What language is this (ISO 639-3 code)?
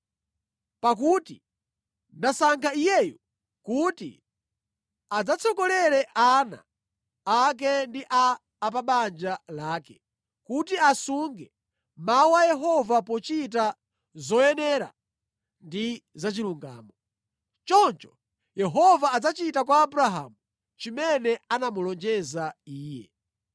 nya